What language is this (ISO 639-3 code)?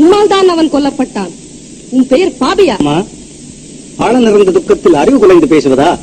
tel